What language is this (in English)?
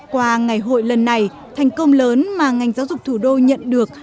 Vietnamese